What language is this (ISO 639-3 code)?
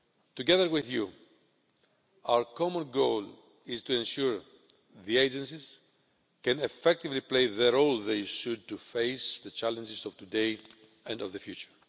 eng